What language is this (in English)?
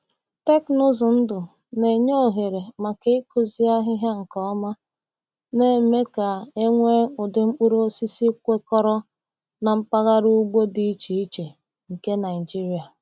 Igbo